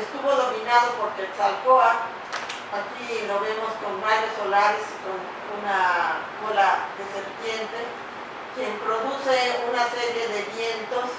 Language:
Spanish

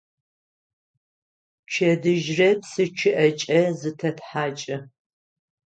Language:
Adyghe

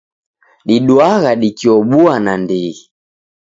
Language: Taita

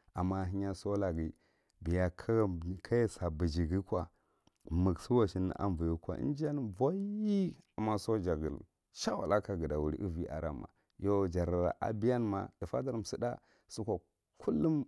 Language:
Marghi Central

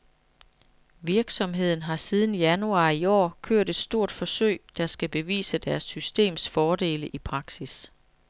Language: Danish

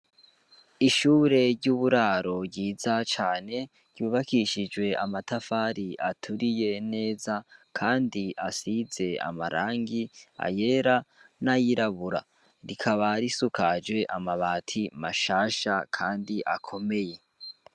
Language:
Rundi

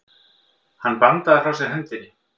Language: Icelandic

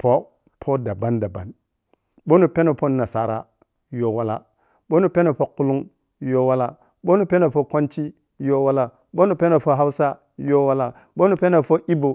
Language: Piya-Kwonci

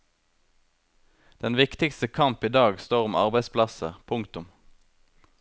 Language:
Norwegian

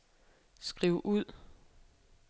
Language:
Danish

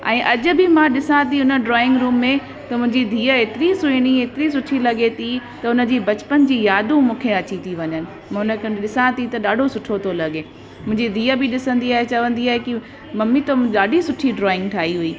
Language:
Sindhi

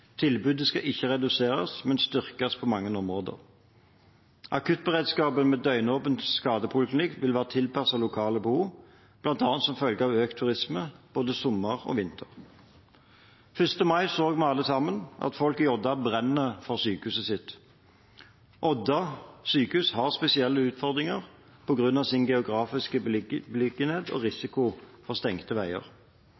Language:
Norwegian Bokmål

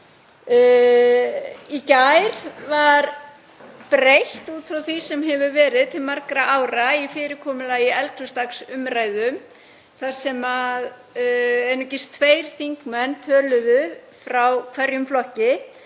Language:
Icelandic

